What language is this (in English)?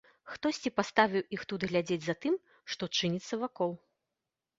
Belarusian